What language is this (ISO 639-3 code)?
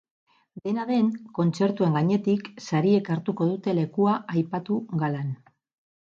eus